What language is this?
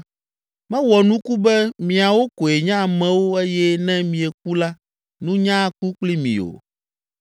Ewe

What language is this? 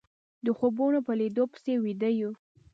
Pashto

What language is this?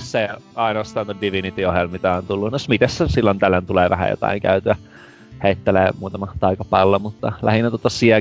Finnish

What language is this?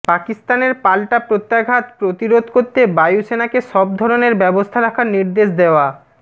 Bangla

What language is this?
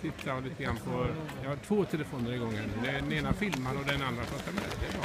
Swedish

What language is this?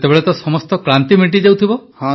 Odia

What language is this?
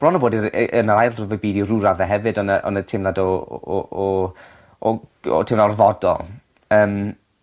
Welsh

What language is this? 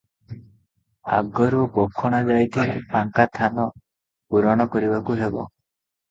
Odia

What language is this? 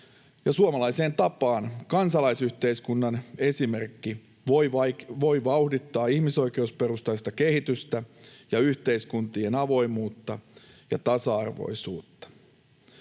Finnish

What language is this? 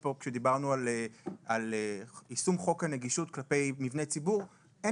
Hebrew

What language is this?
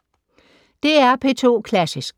Danish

